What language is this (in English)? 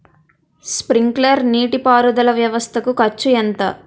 Telugu